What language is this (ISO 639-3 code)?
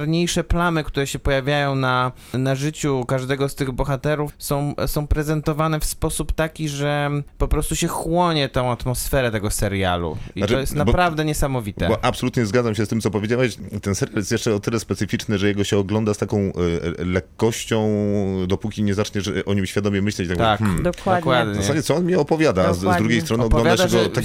pol